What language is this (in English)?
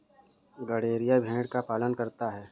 Hindi